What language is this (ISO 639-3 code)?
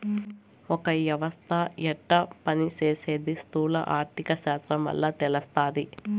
tel